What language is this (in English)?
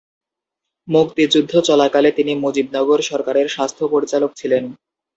Bangla